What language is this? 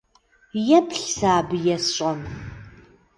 Kabardian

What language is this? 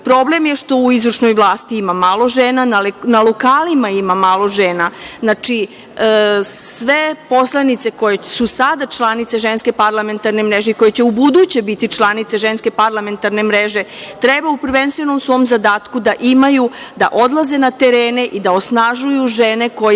Serbian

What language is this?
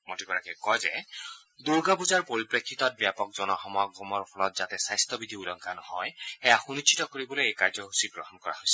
Assamese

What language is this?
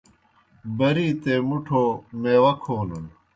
Kohistani Shina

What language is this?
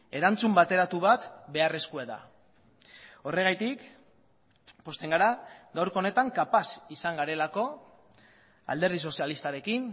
Basque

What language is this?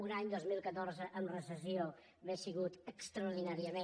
Catalan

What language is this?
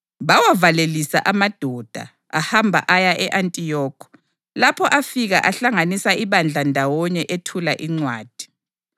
North Ndebele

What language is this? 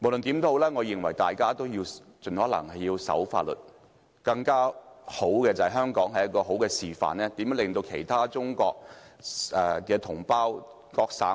Cantonese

